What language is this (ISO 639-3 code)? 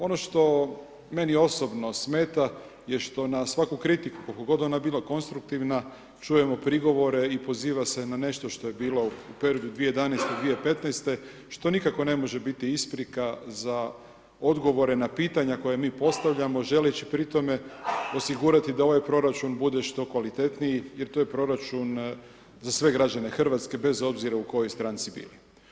hrv